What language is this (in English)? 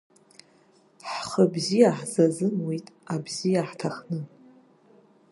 Abkhazian